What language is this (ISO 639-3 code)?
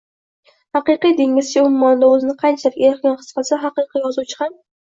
uzb